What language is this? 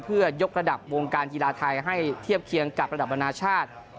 Thai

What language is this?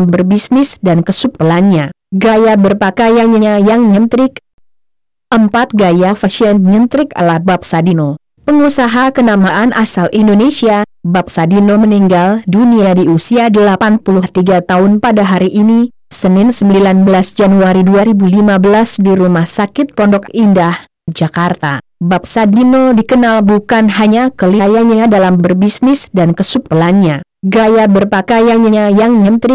Indonesian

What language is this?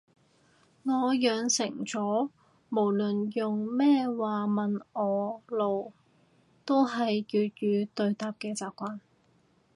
Cantonese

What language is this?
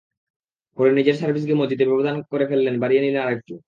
Bangla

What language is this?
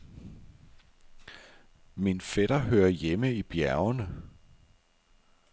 Danish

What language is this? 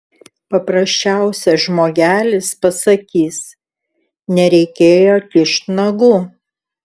Lithuanian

